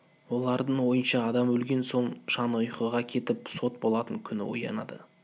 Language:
Kazakh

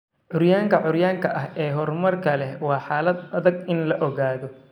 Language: Somali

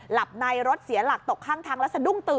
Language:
Thai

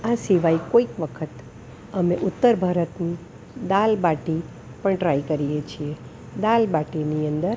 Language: Gujarati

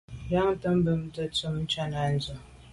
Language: Medumba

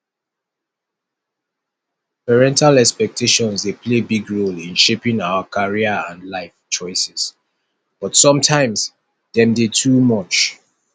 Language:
Nigerian Pidgin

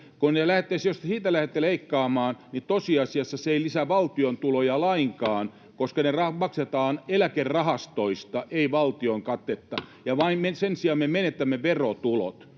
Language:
Finnish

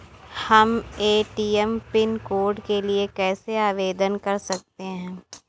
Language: Hindi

